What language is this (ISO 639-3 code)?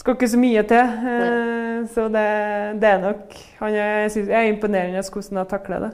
swe